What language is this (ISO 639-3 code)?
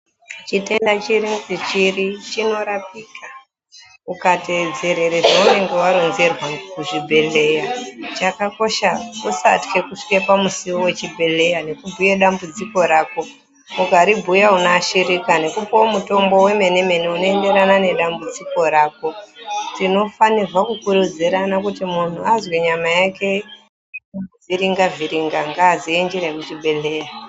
ndc